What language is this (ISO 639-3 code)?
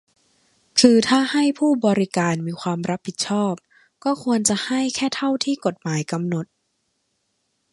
tha